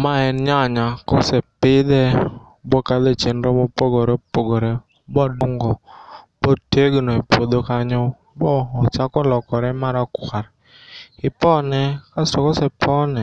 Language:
Luo (Kenya and Tanzania)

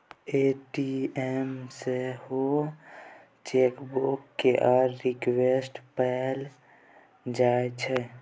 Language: Maithili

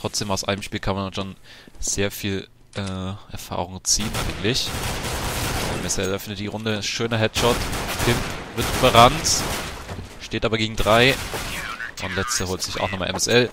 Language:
German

